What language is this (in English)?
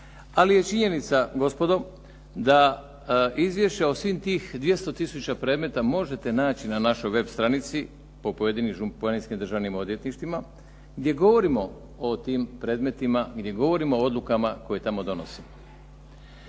Croatian